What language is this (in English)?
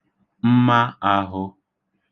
Igbo